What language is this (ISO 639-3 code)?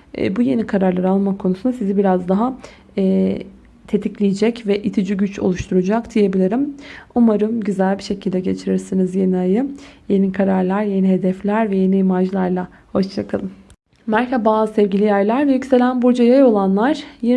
tur